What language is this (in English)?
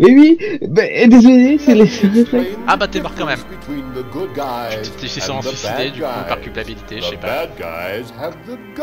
French